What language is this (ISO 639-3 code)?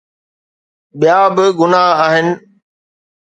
snd